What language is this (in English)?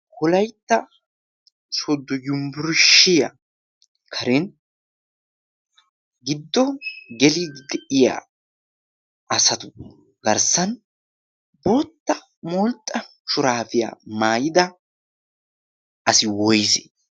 Wolaytta